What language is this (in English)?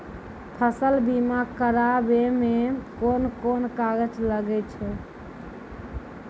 Maithili